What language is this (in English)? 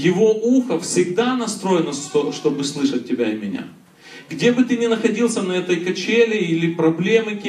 Russian